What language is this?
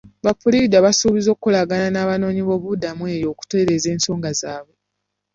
Ganda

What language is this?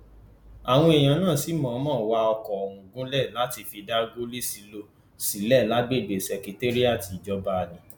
Yoruba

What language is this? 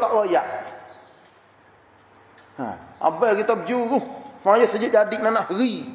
Malay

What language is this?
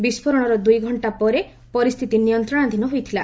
Odia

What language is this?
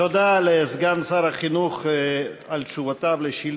Hebrew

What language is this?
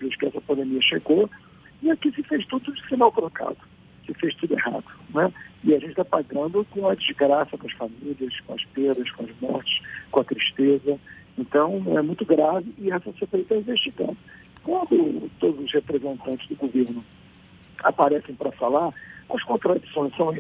Portuguese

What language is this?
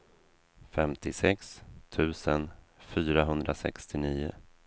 Swedish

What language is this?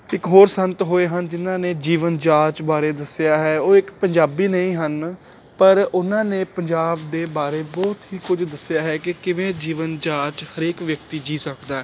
Punjabi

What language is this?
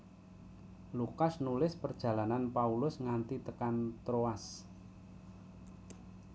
Javanese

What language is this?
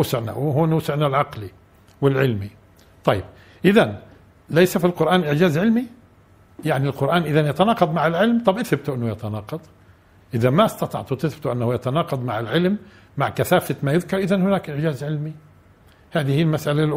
Arabic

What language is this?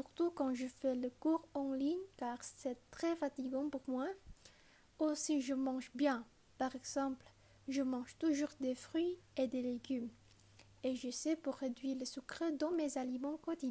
French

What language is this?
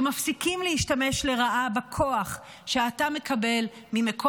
Hebrew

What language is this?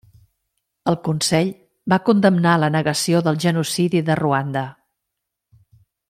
Catalan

